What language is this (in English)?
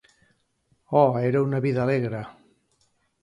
Catalan